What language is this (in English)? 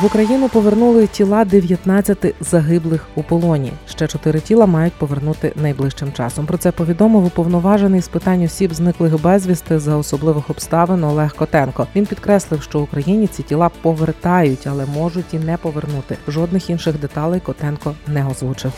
Ukrainian